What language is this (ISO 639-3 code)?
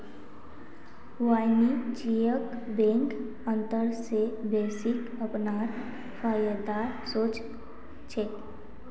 mag